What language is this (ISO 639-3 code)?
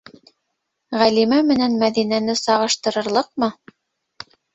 bak